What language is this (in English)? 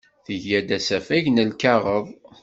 Kabyle